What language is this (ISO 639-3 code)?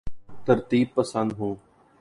urd